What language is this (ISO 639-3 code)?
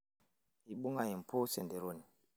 mas